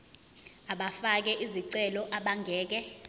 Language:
Zulu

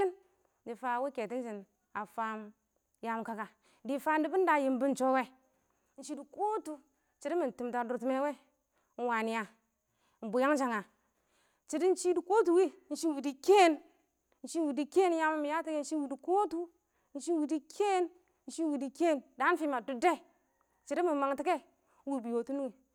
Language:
Awak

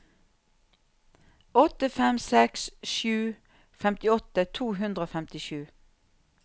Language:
Norwegian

